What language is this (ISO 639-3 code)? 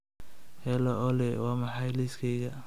som